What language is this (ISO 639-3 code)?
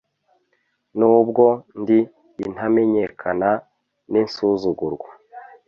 kin